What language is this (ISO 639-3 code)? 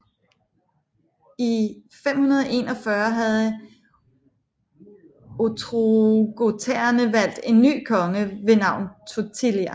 dan